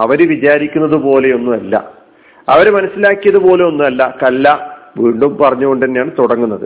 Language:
Malayalam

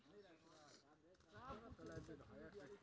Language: Maithili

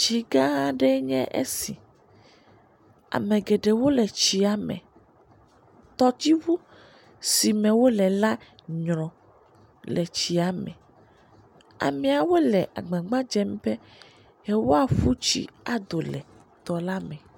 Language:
Ewe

